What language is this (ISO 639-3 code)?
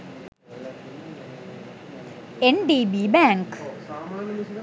sin